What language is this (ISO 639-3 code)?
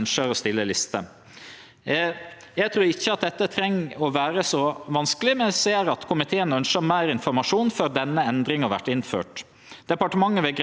nor